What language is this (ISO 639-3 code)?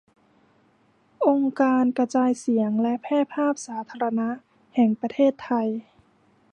tha